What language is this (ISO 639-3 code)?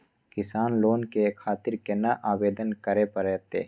mai